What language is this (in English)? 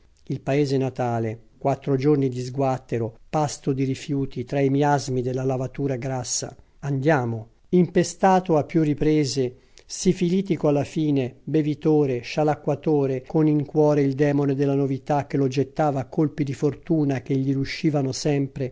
Italian